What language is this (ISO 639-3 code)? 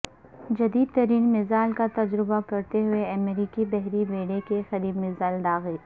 urd